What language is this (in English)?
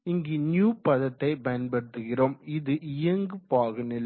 Tamil